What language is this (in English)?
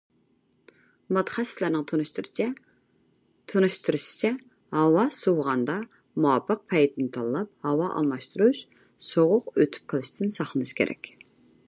Uyghur